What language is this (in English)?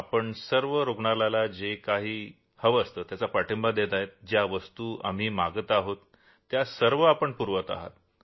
Marathi